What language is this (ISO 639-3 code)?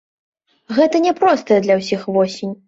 bel